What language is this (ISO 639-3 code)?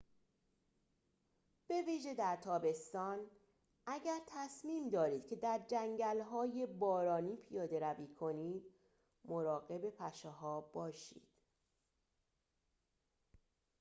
fas